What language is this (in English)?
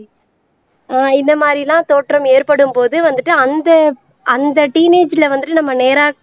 Tamil